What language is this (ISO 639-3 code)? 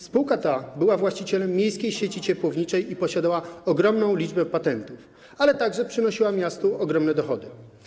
pol